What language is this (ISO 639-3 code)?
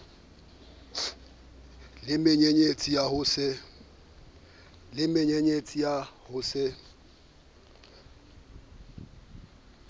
sot